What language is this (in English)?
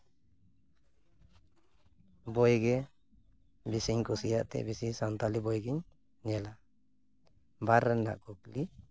Santali